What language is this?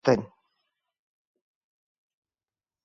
Basque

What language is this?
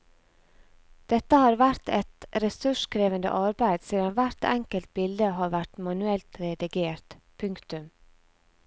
Norwegian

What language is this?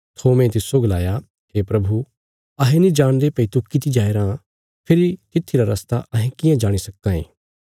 Bilaspuri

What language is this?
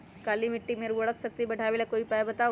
Magahi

